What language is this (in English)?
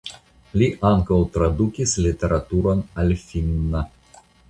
Esperanto